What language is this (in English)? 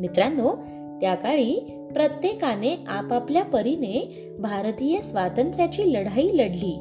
Marathi